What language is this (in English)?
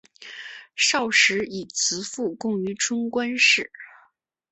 Chinese